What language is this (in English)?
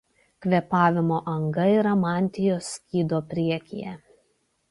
Lithuanian